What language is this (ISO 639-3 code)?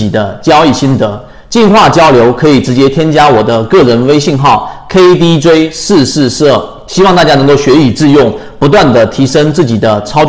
zho